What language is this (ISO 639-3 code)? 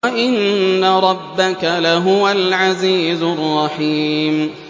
ara